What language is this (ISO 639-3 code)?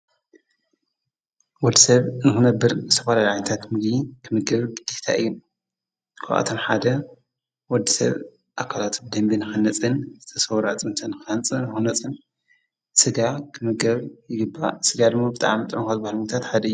tir